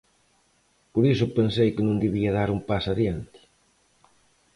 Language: Galician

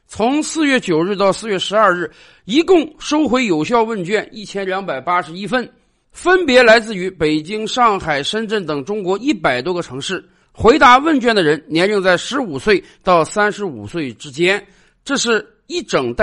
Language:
Chinese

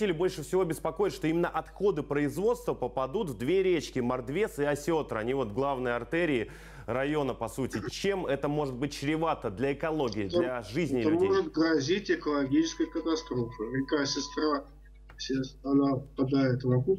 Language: Russian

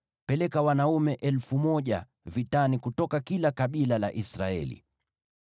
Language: Swahili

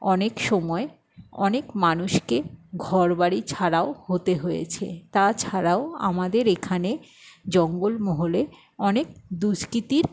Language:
Bangla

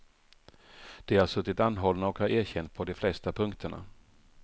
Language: Swedish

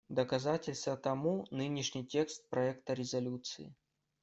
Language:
Russian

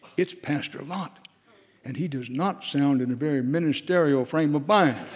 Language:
English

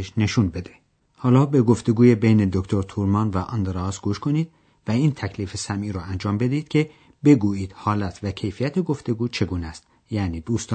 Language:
Persian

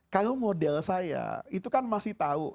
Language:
Indonesian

